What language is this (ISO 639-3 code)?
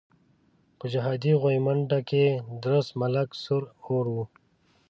pus